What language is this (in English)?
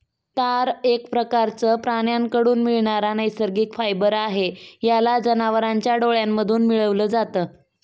Marathi